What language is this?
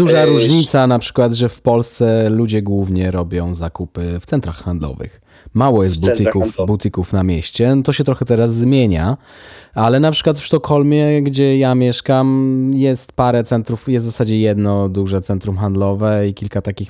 Polish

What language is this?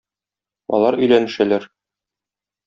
Tatar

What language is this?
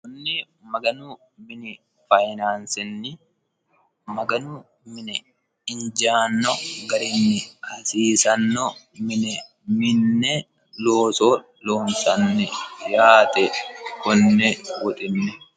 Sidamo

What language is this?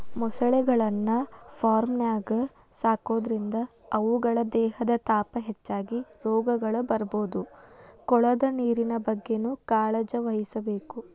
Kannada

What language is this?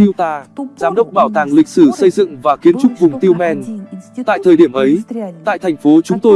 Vietnamese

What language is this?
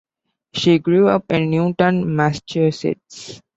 English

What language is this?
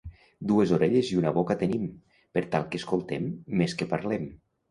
Catalan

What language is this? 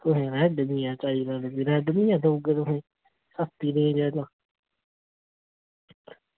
Dogri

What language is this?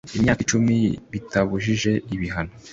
Kinyarwanda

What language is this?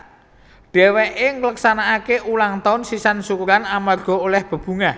Javanese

